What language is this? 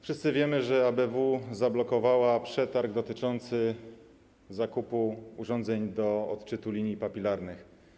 Polish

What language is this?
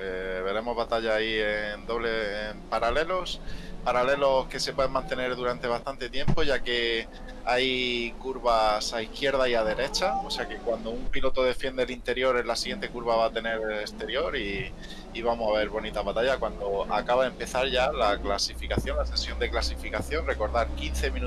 Spanish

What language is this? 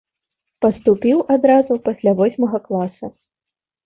Belarusian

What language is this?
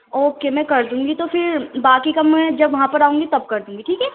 Urdu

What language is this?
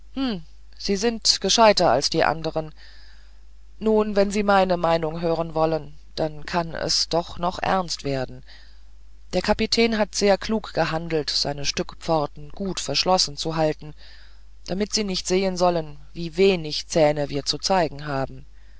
German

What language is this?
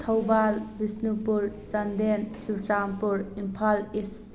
Manipuri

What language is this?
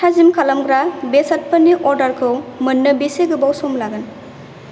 Bodo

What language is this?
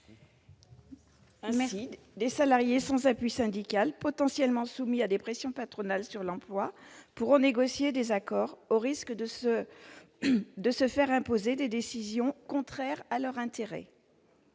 French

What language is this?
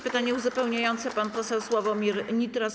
Polish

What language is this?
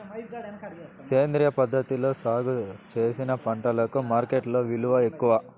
Telugu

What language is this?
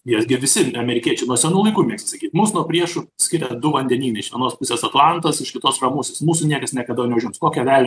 Lithuanian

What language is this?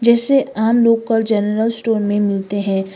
Hindi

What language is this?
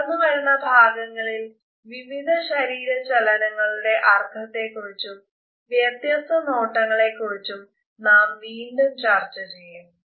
Malayalam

